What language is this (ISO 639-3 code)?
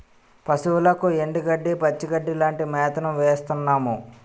tel